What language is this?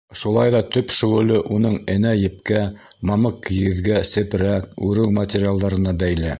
Bashkir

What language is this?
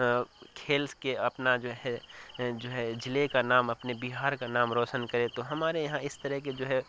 Urdu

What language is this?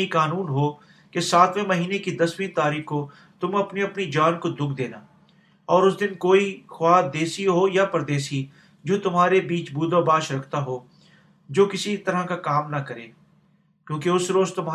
Urdu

